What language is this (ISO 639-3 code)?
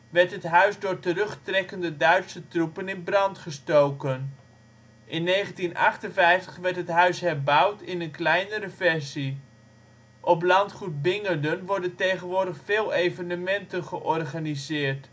nld